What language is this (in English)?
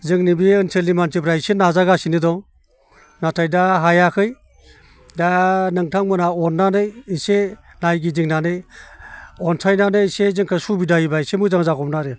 Bodo